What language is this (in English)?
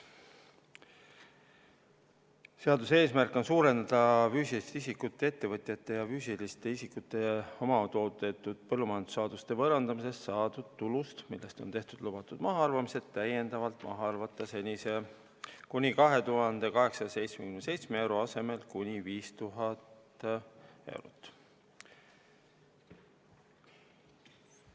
Estonian